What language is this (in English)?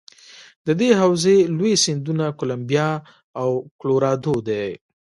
Pashto